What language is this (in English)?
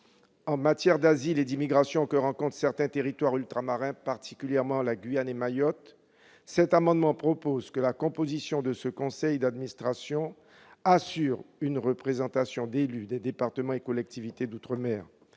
French